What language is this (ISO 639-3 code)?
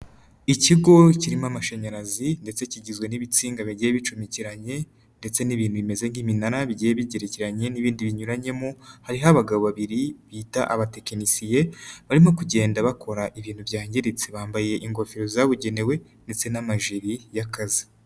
kin